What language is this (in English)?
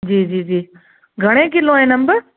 Sindhi